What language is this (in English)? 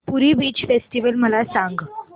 Marathi